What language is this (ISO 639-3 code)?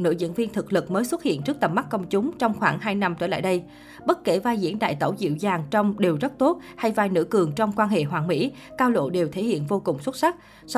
vie